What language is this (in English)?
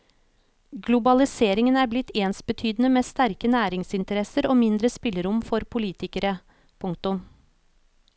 Norwegian